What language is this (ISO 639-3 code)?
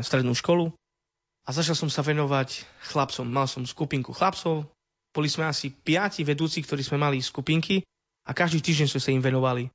slk